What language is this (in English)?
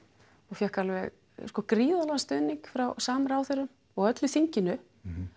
Icelandic